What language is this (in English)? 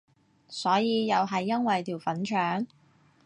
Cantonese